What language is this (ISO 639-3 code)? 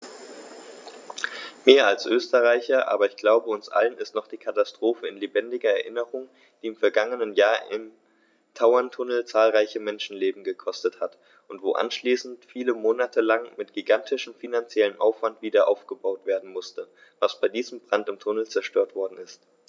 deu